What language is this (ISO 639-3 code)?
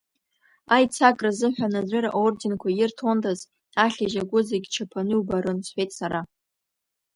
abk